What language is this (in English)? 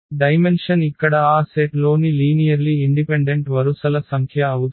Telugu